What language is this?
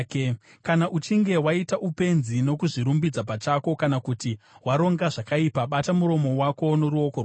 Shona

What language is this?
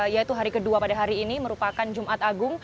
Indonesian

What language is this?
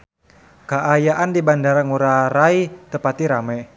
Sundanese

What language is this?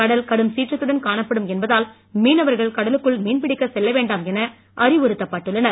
Tamil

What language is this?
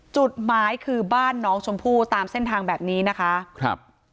Thai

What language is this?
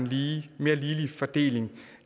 Danish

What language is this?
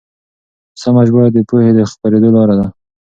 Pashto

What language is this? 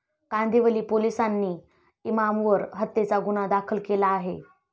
Marathi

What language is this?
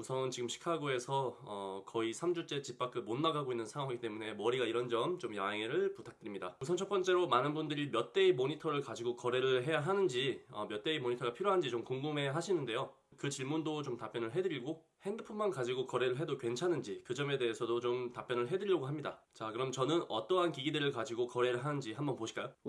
Korean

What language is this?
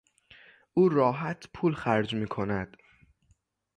Persian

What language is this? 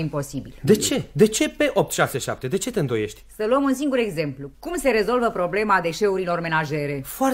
Romanian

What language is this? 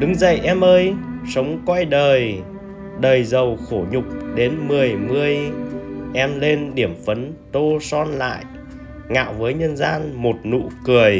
Vietnamese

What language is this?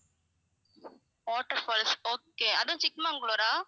Tamil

